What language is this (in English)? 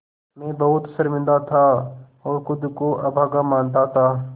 Hindi